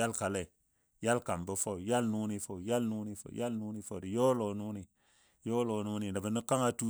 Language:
Dadiya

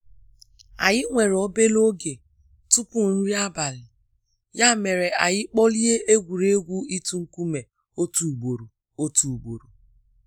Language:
Igbo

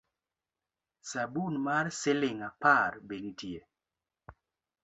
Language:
Luo (Kenya and Tanzania)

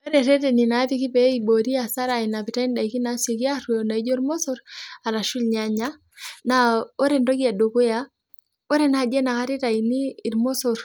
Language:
Masai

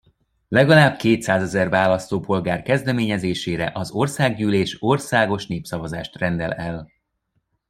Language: Hungarian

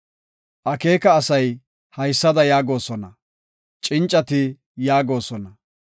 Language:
Gofa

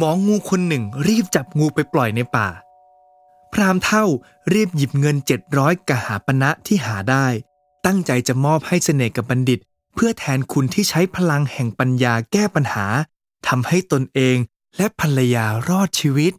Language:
Thai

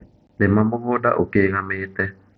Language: Kikuyu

